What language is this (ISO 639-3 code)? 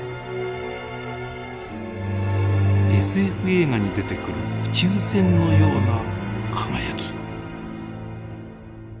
jpn